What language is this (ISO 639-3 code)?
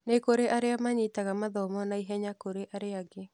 kik